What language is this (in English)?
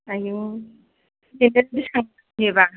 Bodo